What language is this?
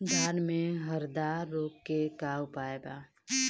Bhojpuri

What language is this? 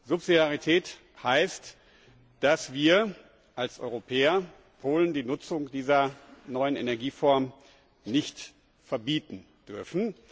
German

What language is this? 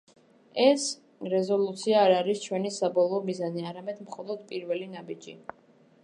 Georgian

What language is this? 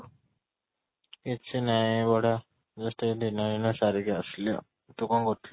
Odia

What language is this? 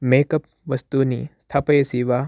Sanskrit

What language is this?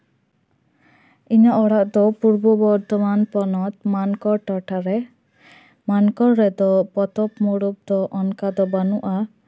Santali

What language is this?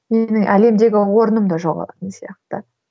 Kazakh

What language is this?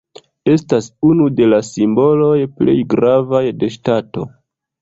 Esperanto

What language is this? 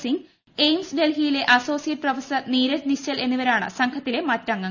Malayalam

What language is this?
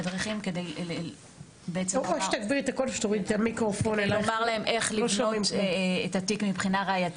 Hebrew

